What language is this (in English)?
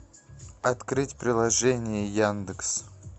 Russian